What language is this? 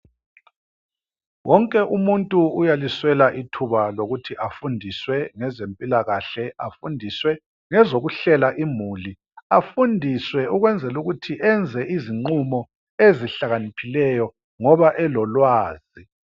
North Ndebele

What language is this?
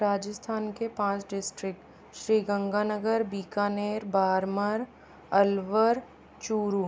Hindi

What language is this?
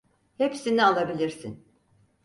Turkish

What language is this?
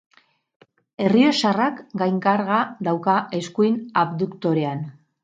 Basque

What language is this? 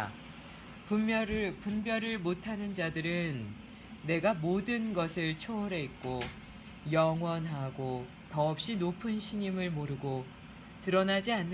Korean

